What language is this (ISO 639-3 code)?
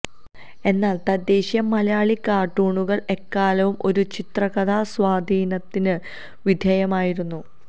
mal